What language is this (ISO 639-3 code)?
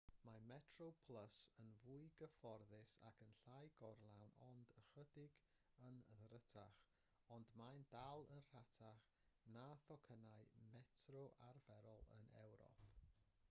cym